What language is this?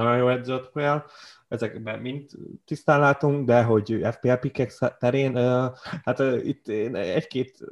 Hungarian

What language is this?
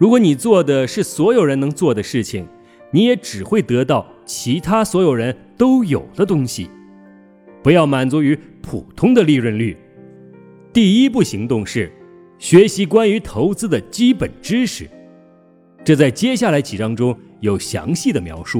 Chinese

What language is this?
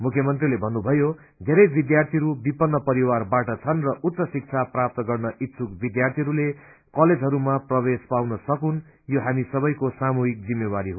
Nepali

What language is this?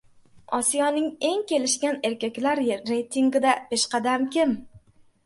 Uzbek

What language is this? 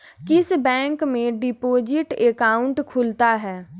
Hindi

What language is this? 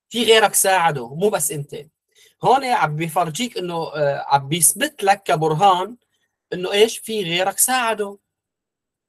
Arabic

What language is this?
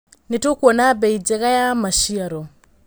Kikuyu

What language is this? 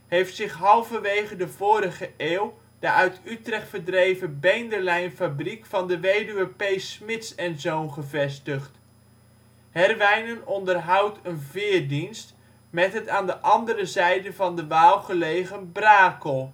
Dutch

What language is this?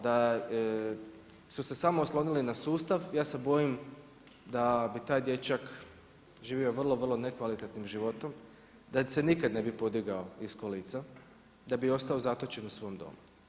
Croatian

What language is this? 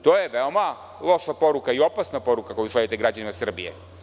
Serbian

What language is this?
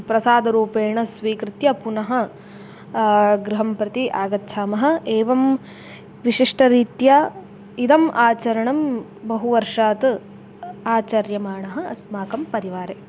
Sanskrit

